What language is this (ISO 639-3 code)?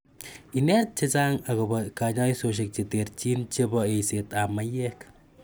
kln